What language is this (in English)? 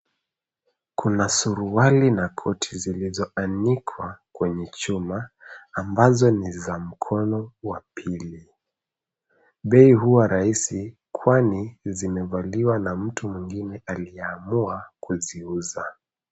Swahili